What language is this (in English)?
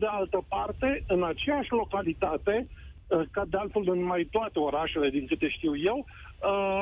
Romanian